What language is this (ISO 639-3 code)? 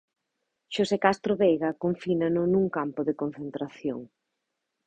glg